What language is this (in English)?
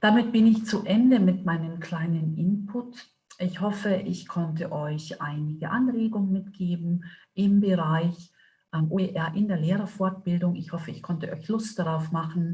German